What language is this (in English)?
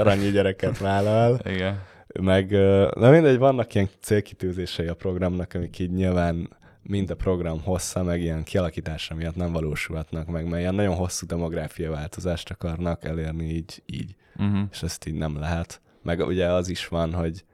Hungarian